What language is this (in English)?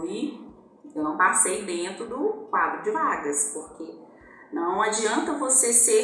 Portuguese